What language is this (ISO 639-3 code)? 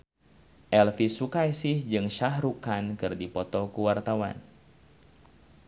sun